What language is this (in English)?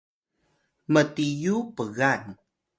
Atayal